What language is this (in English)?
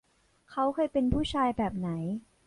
Thai